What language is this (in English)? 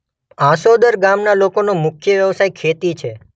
Gujarati